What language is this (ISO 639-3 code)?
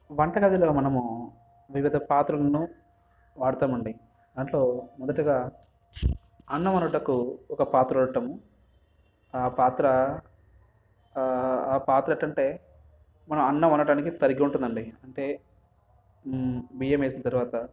tel